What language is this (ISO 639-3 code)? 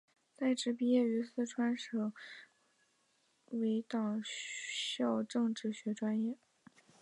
zho